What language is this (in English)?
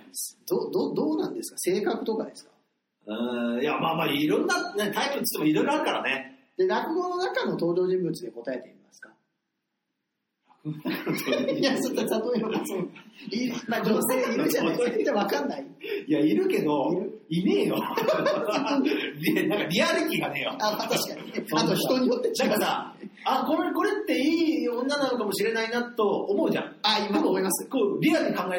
Japanese